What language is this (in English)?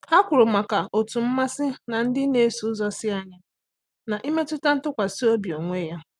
Igbo